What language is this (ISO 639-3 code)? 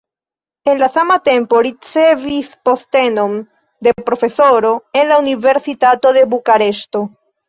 epo